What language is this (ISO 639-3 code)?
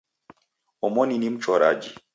dav